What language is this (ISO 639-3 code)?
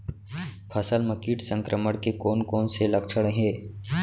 hne